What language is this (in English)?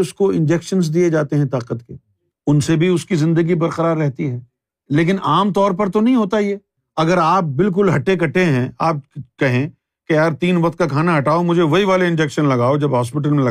Urdu